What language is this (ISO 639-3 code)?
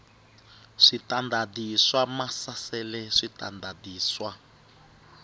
tso